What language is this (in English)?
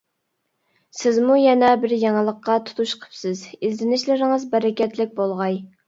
Uyghur